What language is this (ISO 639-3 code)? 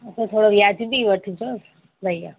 snd